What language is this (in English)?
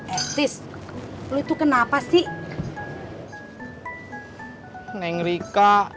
Indonesian